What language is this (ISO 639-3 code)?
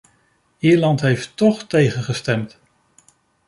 nld